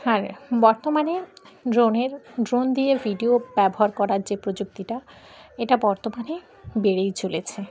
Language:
Bangla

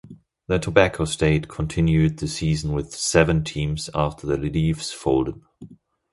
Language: English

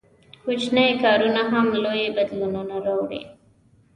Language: Pashto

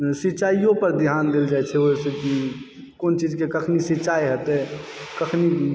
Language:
Maithili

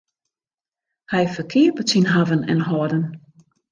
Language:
Western Frisian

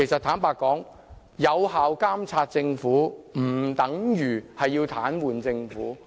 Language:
Cantonese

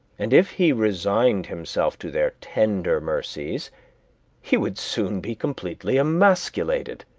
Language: English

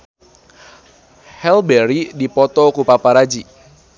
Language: Sundanese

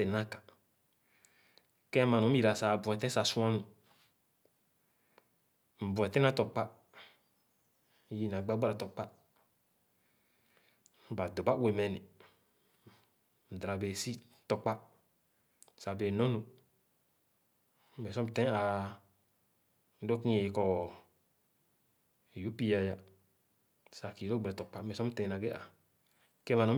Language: Khana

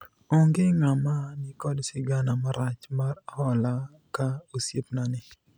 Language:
Luo (Kenya and Tanzania)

